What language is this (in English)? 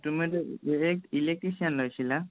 Assamese